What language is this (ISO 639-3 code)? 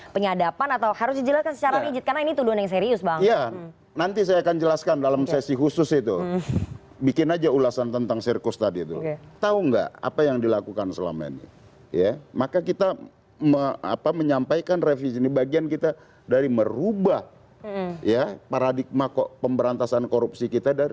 ind